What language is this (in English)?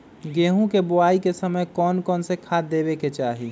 Magahi